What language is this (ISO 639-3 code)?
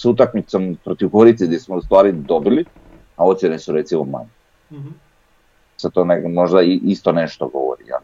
hrv